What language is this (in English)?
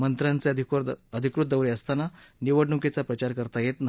Marathi